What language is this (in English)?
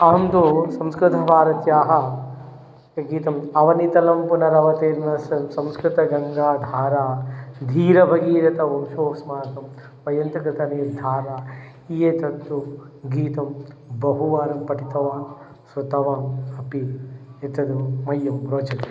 Sanskrit